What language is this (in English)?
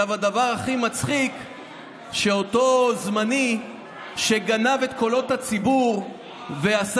Hebrew